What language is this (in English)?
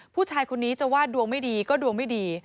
Thai